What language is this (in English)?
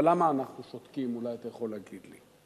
Hebrew